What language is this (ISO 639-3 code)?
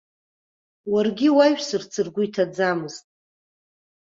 abk